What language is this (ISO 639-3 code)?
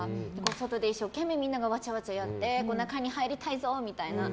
jpn